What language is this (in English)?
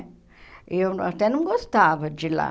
Portuguese